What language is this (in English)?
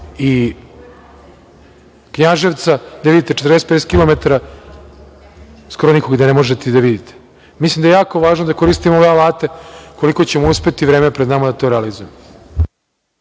Serbian